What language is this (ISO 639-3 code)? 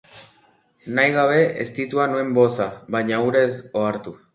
eus